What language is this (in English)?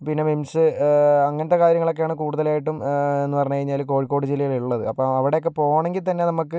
Malayalam